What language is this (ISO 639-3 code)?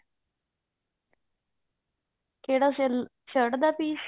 pan